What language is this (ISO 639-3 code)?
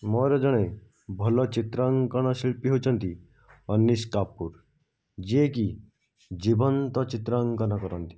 ori